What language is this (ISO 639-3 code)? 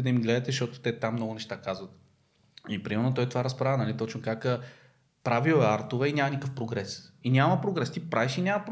bul